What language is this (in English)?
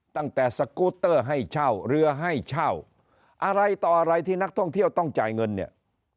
Thai